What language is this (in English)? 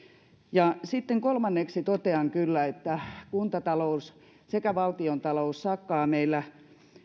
Finnish